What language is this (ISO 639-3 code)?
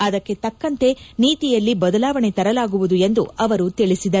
kan